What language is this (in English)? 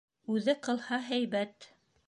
Bashkir